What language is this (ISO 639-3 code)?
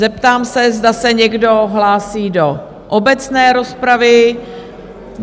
ces